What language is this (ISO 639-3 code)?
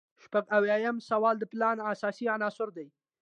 pus